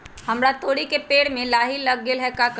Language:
Magahi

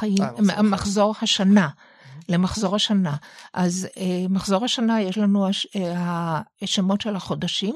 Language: Hebrew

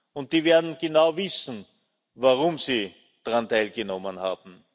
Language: German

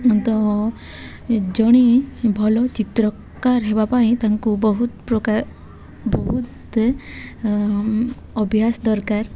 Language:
Odia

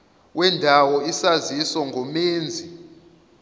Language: Zulu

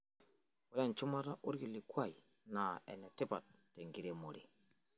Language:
Masai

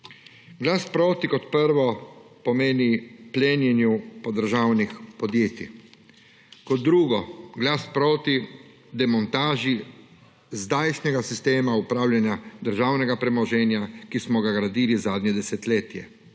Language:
Slovenian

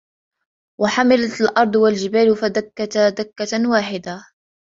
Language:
Arabic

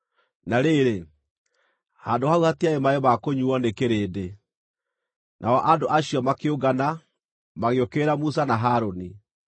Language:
Kikuyu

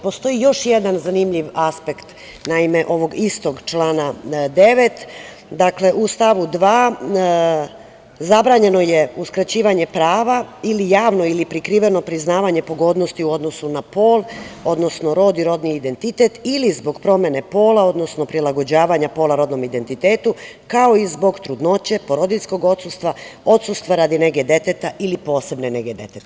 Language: Serbian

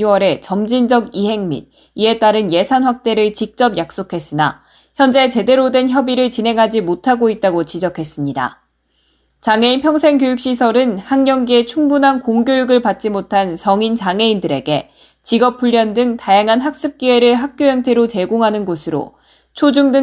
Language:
Korean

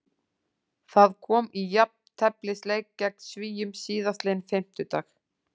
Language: Icelandic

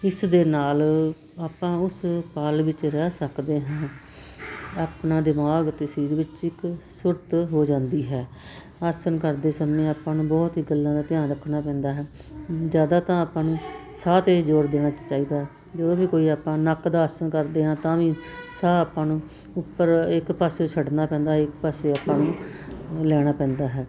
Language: Punjabi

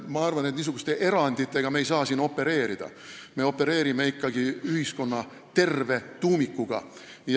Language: Estonian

